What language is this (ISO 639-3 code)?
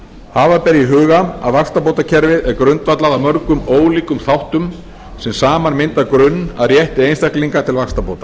isl